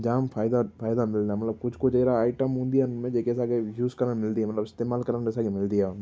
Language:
Sindhi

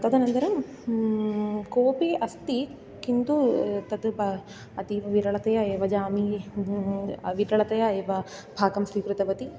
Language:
Sanskrit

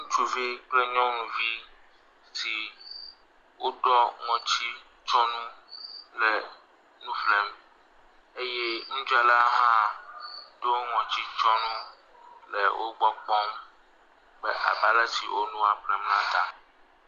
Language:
Ewe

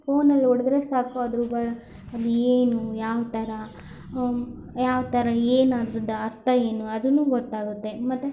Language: Kannada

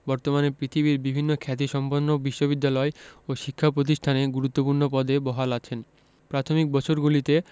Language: Bangla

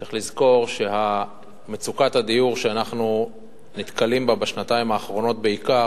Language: Hebrew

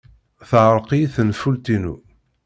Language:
Kabyle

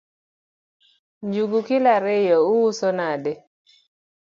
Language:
Luo (Kenya and Tanzania)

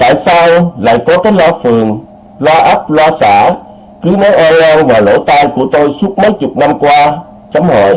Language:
Vietnamese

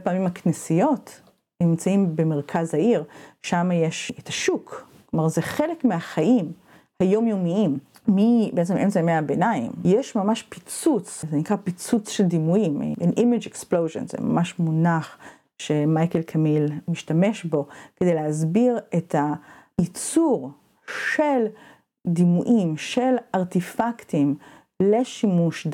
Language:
Hebrew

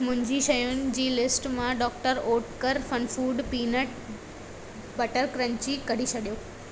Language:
Sindhi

